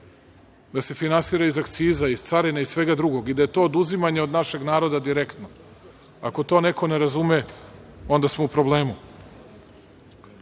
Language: Serbian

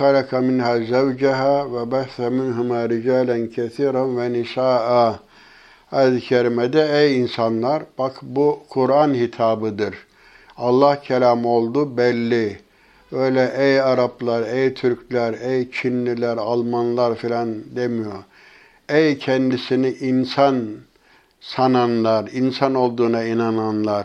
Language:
Turkish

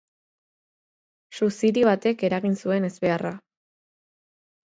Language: Basque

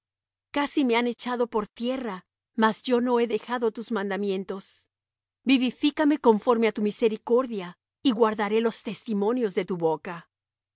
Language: Spanish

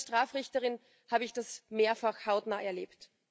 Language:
German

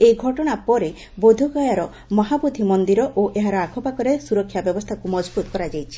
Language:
Odia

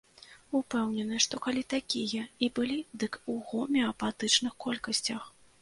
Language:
Belarusian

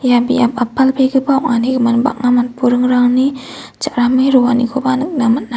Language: Garo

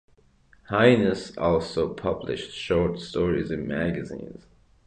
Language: English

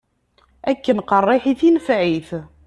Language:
Kabyle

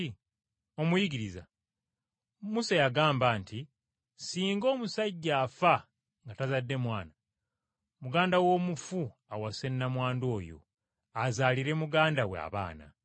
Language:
Ganda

